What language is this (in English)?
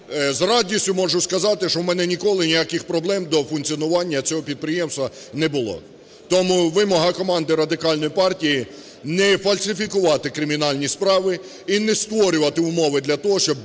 Ukrainian